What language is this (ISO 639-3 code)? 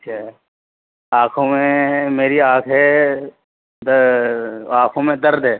urd